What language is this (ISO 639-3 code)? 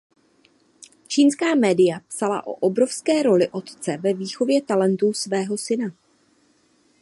ces